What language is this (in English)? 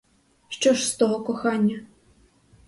Ukrainian